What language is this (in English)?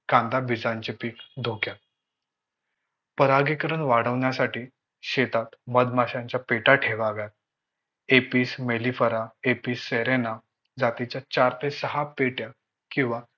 Marathi